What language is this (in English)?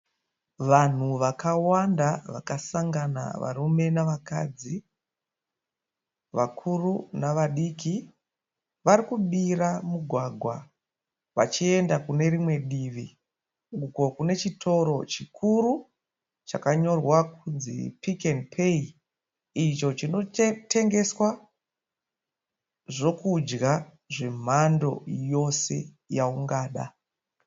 Shona